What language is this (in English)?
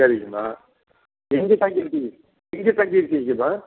Tamil